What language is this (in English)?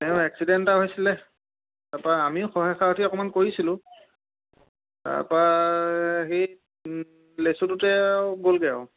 Assamese